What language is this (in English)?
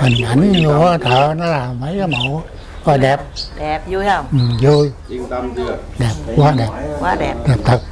Vietnamese